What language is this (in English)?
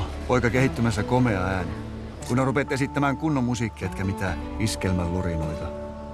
Finnish